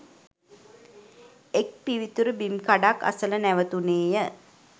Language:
Sinhala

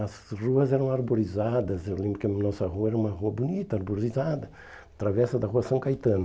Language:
Portuguese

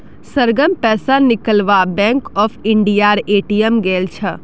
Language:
Magahi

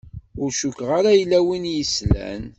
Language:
Kabyle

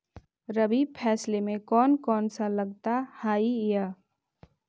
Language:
Magahi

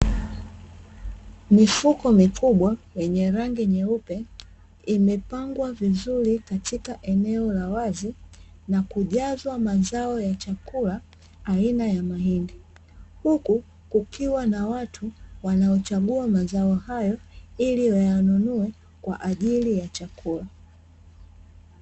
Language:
Swahili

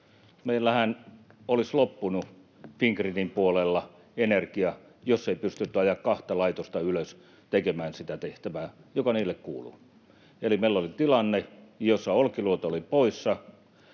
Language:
Finnish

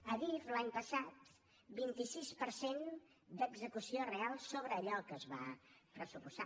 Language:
Catalan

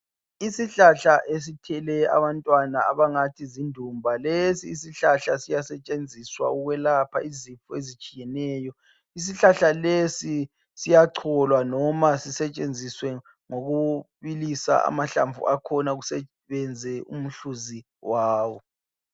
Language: North Ndebele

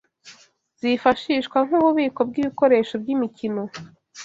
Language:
Kinyarwanda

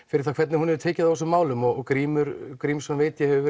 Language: Icelandic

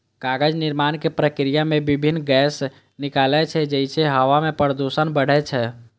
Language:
Maithili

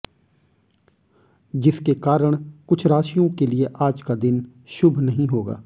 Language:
Hindi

